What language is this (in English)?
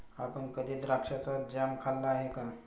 Marathi